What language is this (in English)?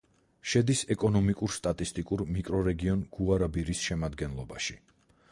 Georgian